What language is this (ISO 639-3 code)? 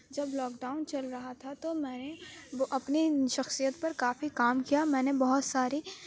urd